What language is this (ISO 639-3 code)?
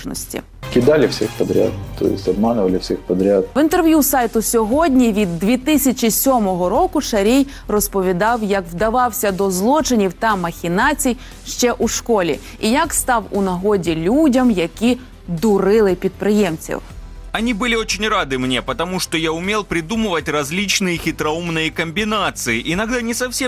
ukr